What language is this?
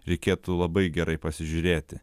Lithuanian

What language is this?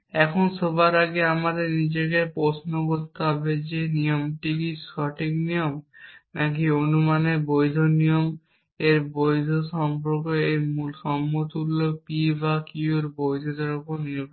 Bangla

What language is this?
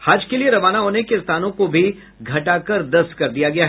Hindi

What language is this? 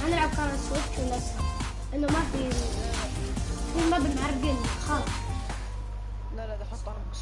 Arabic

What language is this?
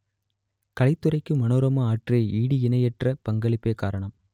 Tamil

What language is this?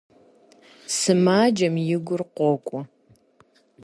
Kabardian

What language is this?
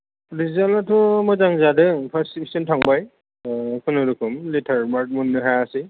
Bodo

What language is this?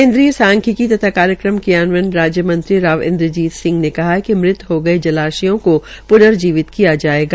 Hindi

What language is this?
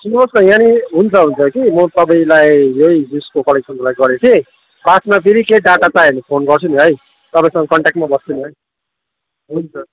Nepali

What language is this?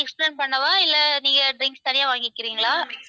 Tamil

